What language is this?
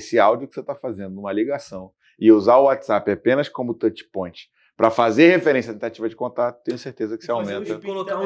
Portuguese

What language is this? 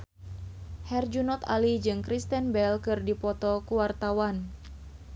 Sundanese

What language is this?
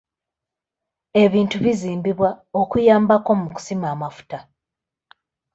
Ganda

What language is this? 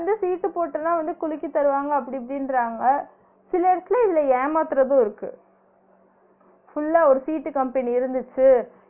Tamil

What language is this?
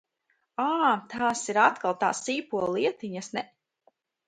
Latvian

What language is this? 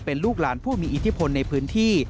Thai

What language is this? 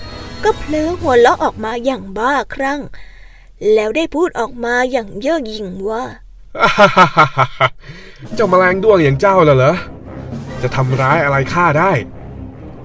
Thai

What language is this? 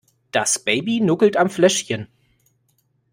German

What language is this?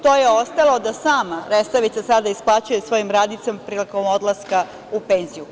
Serbian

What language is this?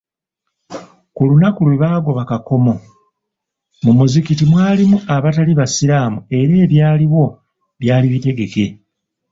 Ganda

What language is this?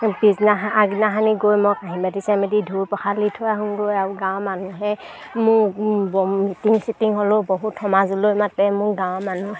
Assamese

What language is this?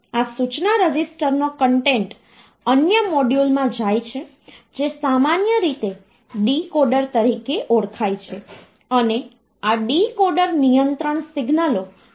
Gujarati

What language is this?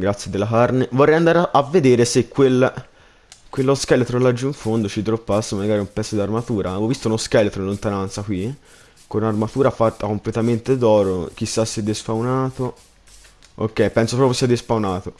Italian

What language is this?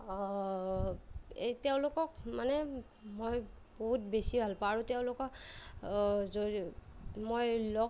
Assamese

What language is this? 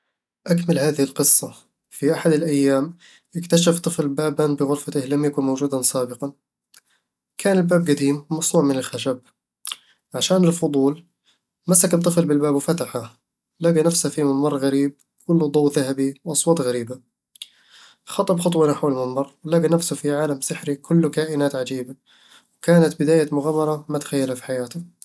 Eastern Egyptian Bedawi Arabic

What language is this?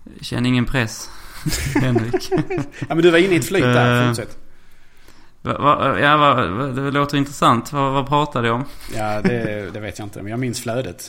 Swedish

